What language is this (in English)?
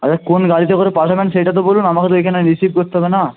Bangla